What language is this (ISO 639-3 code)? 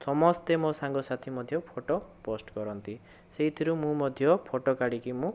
ori